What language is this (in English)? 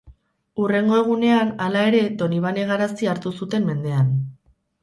Basque